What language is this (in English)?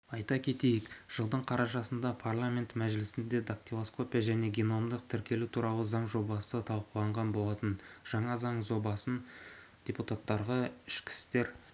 Kazakh